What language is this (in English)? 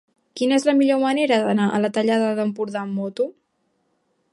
Catalan